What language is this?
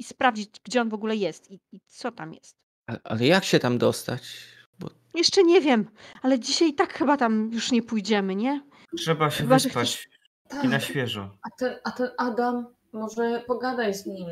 Polish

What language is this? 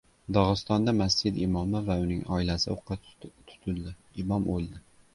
Uzbek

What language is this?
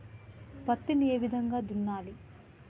Telugu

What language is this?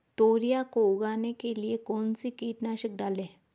Hindi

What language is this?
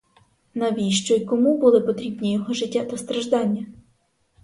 Ukrainian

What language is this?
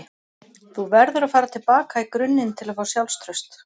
Icelandic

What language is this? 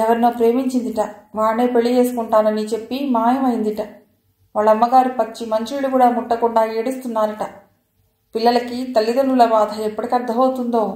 Telugu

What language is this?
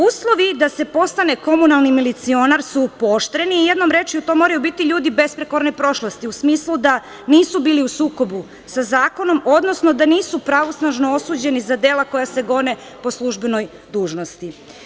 Serbian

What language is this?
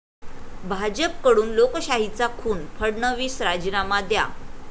Marathi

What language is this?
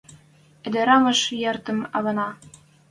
Western Mari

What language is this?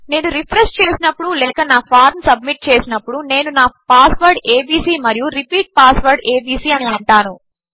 Telugu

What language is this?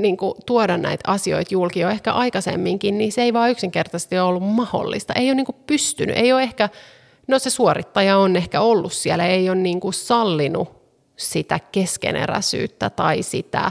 Finnish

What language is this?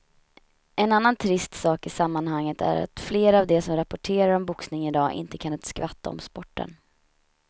Swedish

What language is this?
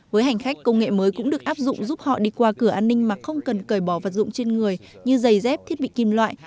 Vietnamese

